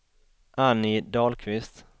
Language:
Swedish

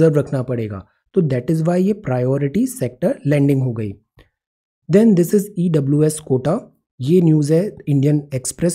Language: Hindi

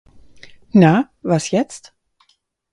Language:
German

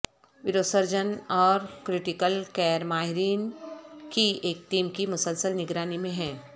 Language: Urdu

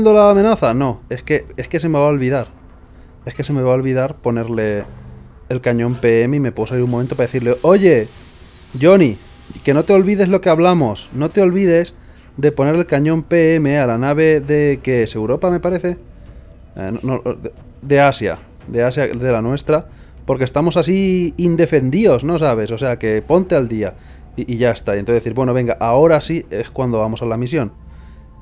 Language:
Spanish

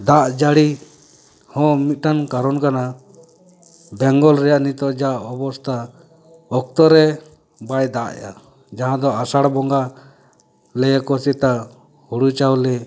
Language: Santali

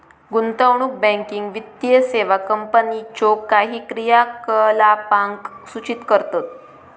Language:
Marathi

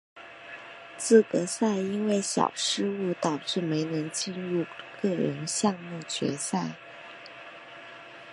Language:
Chinese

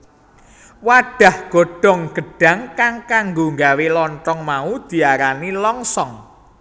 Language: Javanese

